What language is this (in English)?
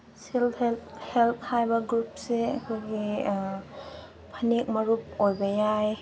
Manipuri